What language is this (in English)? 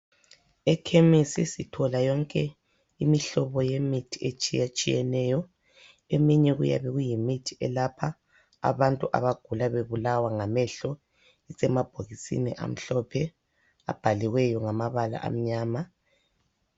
North Ndebele